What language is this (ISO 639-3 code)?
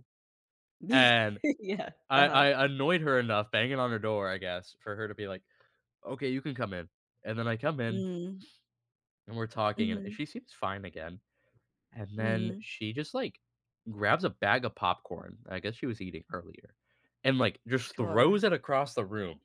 eng